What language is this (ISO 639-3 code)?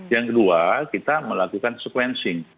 ind